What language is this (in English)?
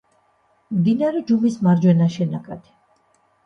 Georgian